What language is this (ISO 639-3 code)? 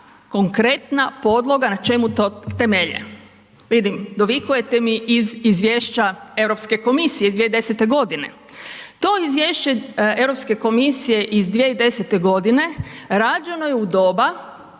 hrv